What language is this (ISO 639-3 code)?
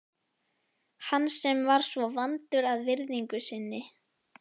isl